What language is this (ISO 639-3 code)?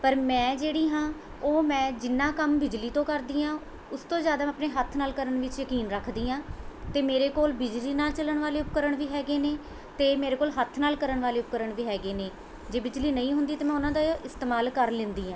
pan